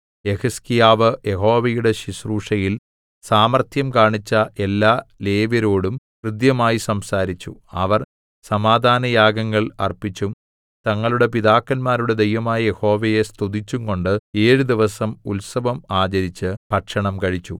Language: Malayalam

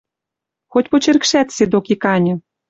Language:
Western Mari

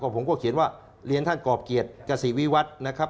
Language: Thai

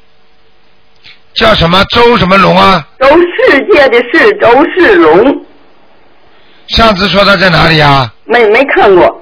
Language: Chinese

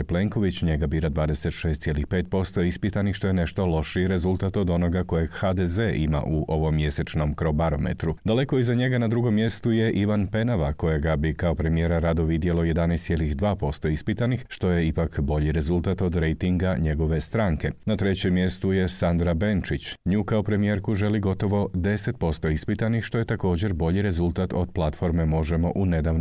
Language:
Croatian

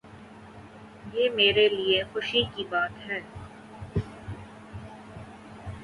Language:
Urdu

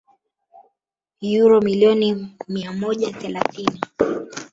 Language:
Swahili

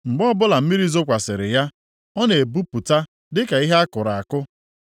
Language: Igbo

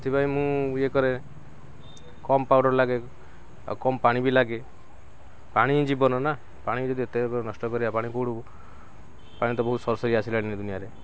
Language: Odia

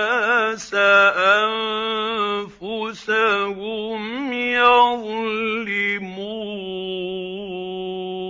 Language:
Arabic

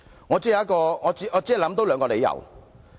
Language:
Cantonese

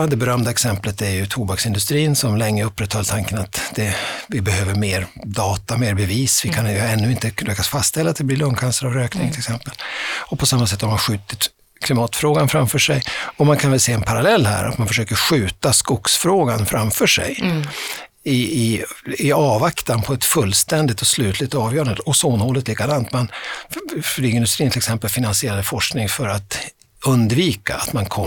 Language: Swedish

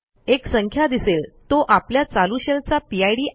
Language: Marathi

